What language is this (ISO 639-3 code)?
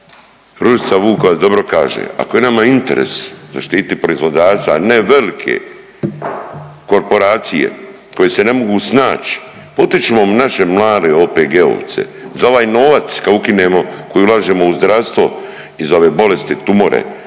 hrv